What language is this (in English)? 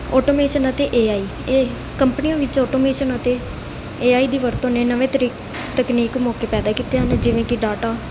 Punjabi